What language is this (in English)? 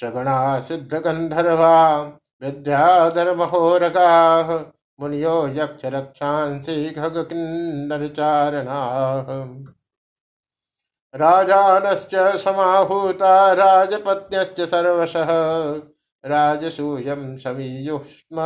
Hindi